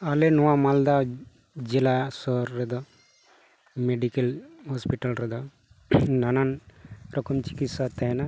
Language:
Santali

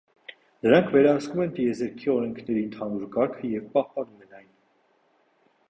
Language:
Armenian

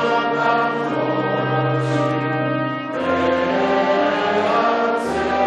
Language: Hebrew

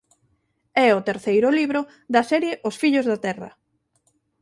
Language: Galician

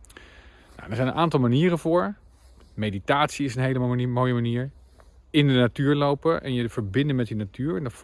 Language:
Dutch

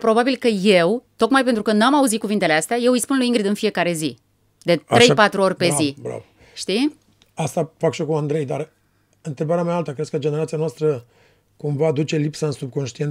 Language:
Romanian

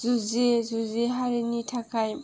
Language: Bodo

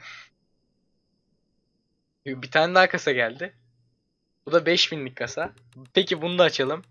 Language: Turkish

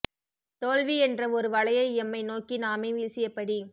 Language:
Tamil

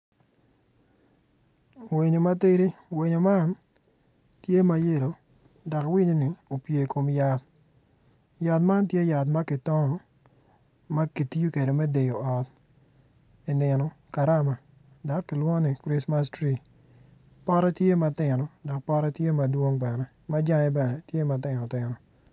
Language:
Acoli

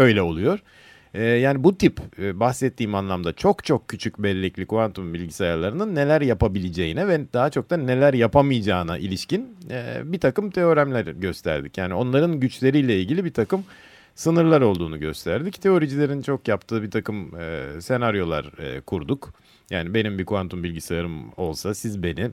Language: Turkish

